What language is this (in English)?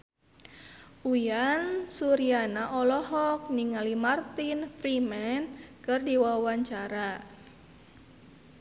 Sundanese